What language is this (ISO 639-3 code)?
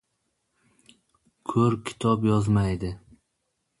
uzb